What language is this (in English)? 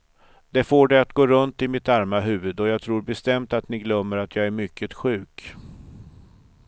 Swedish